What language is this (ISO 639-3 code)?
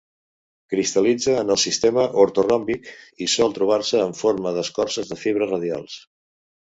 cat